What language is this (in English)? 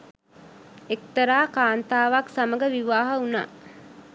Sinhala